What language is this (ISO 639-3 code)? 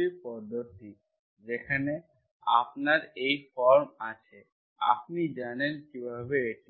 ben